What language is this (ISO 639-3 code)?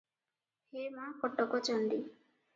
ori